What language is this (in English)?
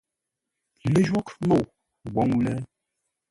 Ngombale